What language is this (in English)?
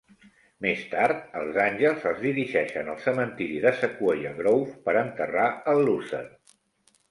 Catalan